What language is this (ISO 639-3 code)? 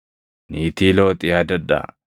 orm